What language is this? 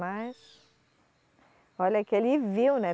Portuguese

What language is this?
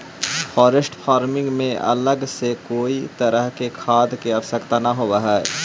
Magahi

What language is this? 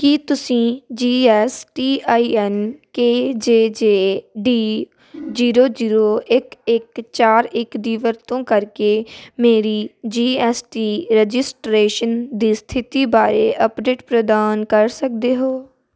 Punjabi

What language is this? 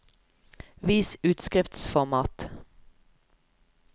Norwegian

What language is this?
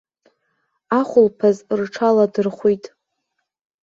Abkhazian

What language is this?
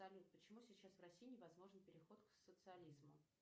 Russian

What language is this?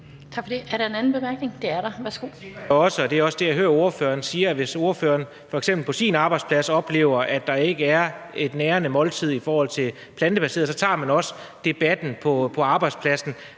Danish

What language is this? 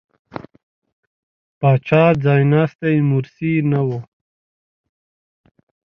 Pashto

